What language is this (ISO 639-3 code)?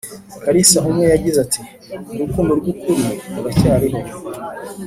kin